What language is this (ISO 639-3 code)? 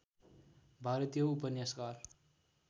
nep